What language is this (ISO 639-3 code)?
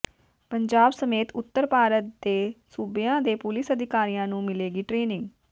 pan